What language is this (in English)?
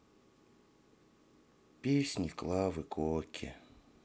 Russian